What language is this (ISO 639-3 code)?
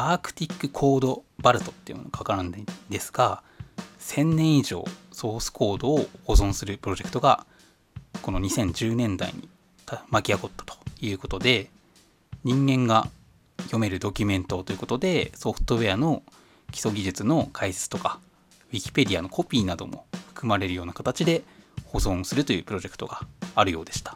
jpn